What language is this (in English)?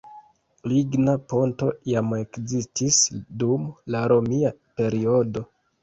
Esperanto